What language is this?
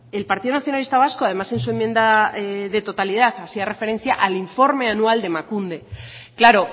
Spanish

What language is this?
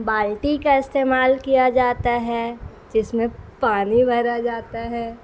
Urdu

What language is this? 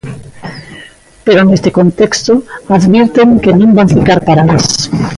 Galician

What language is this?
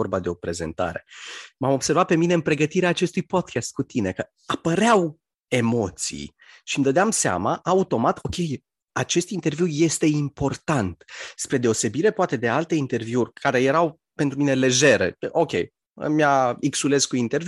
Romanian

